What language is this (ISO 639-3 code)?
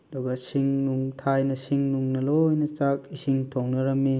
mni